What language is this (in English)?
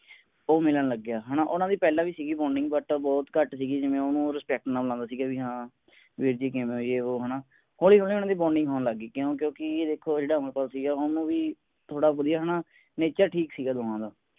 Punjabi